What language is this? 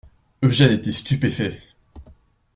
French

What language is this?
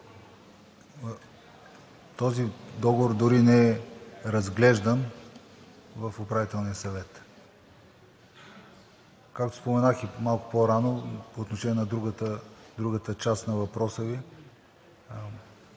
Bulgarian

